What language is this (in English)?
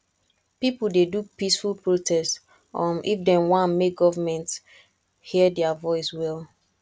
Nigerian Pidgin